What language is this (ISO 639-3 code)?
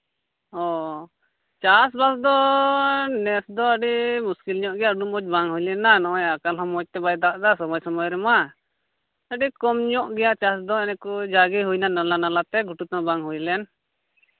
sat